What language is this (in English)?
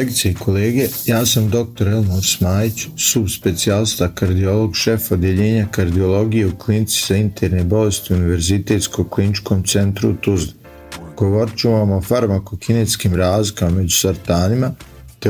Croatian